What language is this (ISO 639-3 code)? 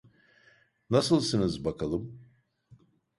tur